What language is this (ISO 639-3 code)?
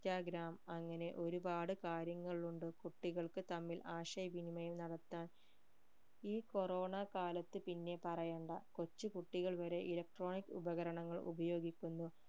mal